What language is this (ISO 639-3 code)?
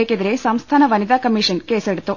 mal